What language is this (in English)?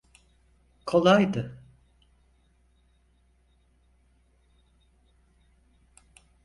Turkish